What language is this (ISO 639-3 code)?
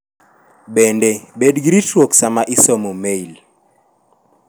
luo